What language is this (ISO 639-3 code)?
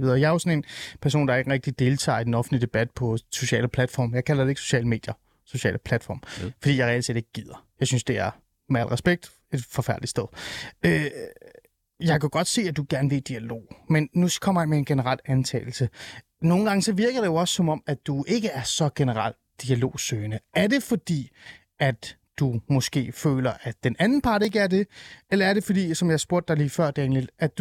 dan